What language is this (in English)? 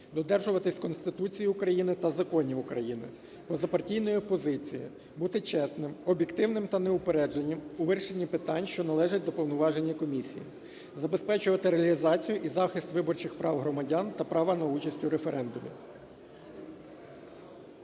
Ukrainian